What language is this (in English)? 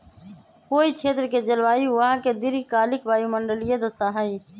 Magahi